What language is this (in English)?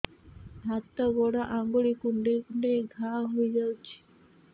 Odia